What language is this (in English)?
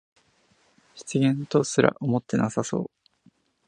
Japanese